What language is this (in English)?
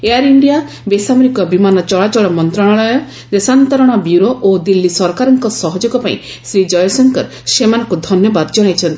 Odia